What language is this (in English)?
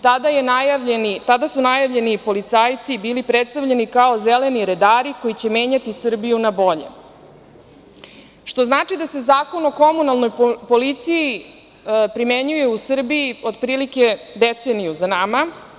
Serbian